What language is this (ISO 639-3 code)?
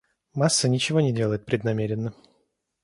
rus